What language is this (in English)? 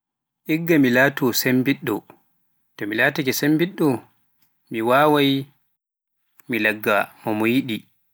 Pular